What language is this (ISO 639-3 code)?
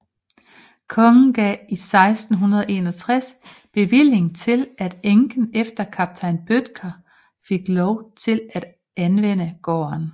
dan